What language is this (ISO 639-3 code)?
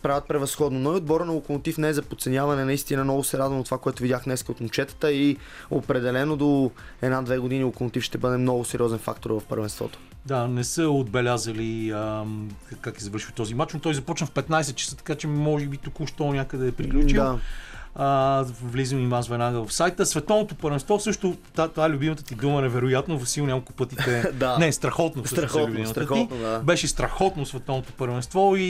bul